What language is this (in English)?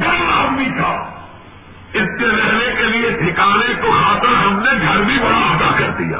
Urdu